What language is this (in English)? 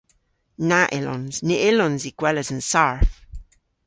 Cornish